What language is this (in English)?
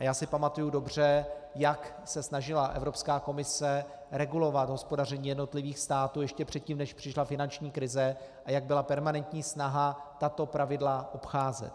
Czech